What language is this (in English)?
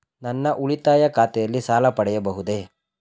Kannada